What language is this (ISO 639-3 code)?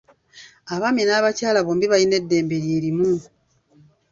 lug